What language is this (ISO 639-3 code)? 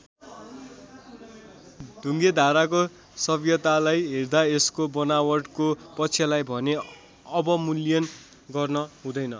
nep